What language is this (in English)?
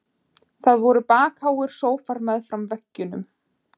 Icelandic